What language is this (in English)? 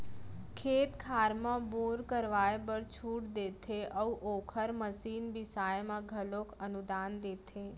Chhattisgarhi